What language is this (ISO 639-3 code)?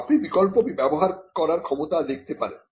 ben